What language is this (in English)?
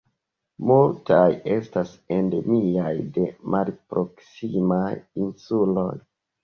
Esperanto